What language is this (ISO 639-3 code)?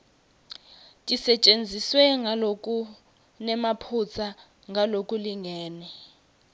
ssw